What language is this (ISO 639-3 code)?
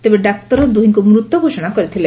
ori